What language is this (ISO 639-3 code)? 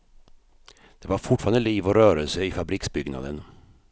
swe